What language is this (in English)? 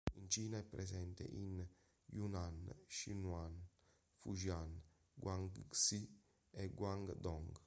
Italian